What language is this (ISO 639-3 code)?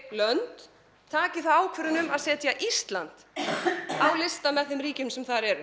isl